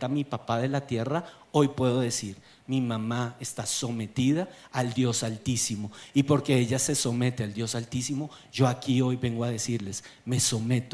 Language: Spanish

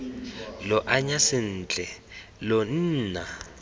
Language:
Tswana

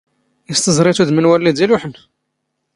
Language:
Standard Moroccan Tamazight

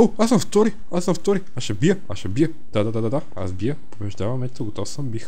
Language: Bulgarian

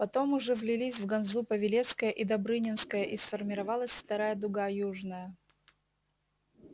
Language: Russian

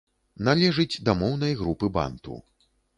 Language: Belarusian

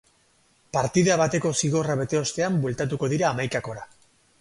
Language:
Basque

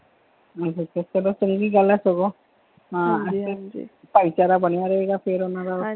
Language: Punjabi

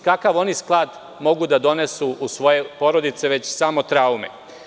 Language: Serbian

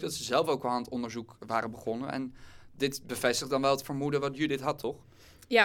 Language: Dutch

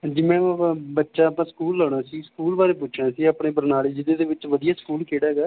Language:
Punjabi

